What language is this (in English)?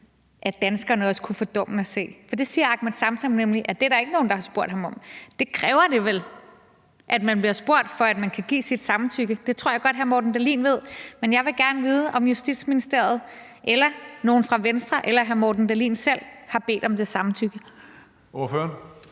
Danish